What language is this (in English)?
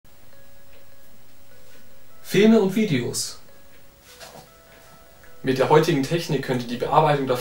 German